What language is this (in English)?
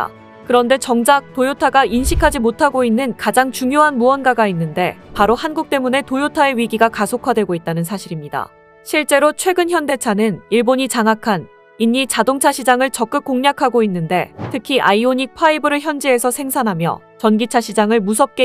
Korean